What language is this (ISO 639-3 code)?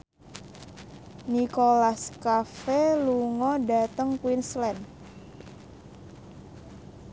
jav